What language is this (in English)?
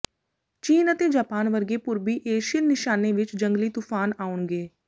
Punjabi